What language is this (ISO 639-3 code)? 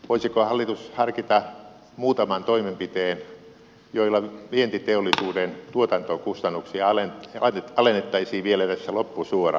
fin